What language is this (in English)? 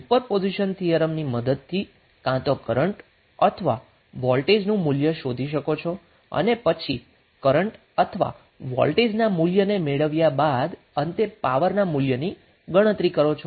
Gujarati